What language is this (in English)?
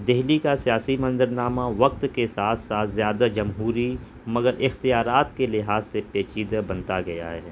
Urdu